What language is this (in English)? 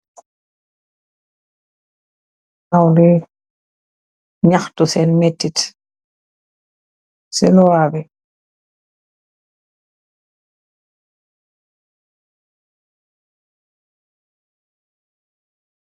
Wolof